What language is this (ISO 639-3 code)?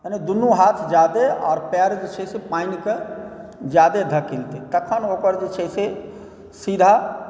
mai